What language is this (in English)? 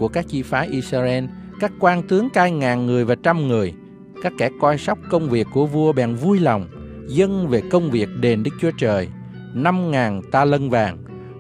Vietnamese